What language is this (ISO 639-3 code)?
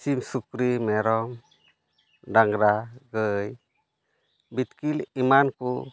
sat